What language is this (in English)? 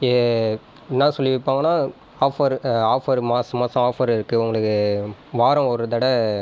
Tamil